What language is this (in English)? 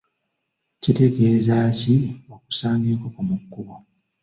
Ganda